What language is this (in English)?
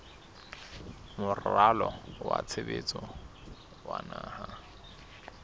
Southern Sotho